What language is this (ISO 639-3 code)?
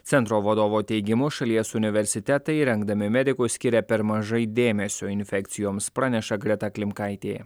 lit